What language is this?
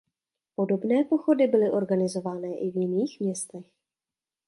Czech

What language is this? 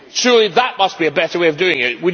English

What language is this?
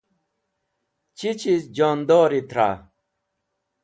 Wakhi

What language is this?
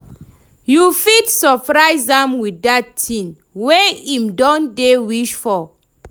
Nigerian Pidgin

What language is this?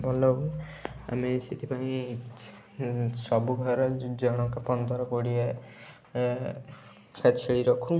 Odia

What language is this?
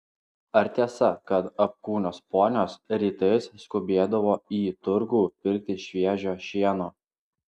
Lithuanian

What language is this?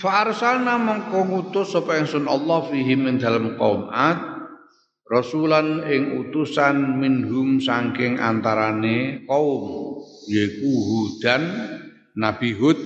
Indonesian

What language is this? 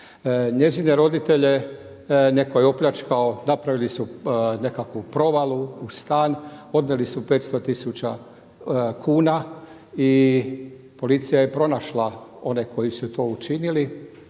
Croatian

